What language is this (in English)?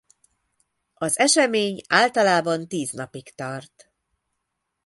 Hungarian